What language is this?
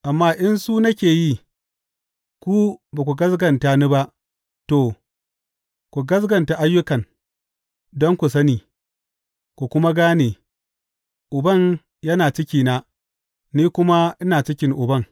Hausa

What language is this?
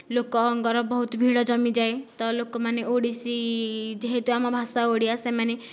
Odia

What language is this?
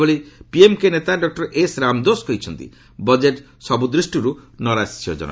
Odia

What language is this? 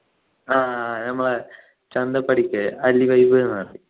Malayalam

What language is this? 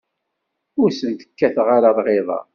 Kabyle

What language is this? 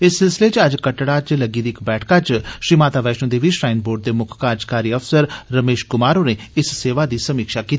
Dogri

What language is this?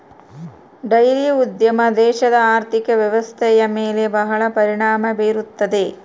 Kannada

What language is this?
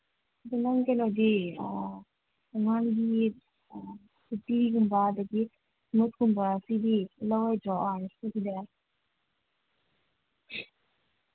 Manipuri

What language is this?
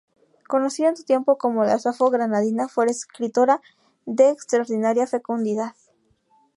Spanish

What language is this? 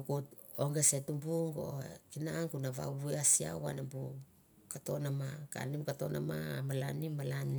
Mandara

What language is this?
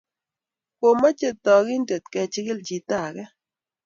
Kalenjin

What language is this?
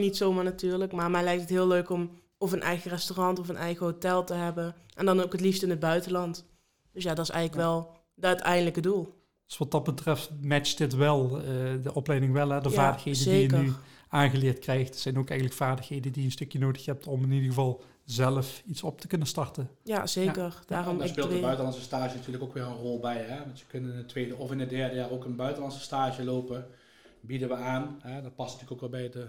Dutch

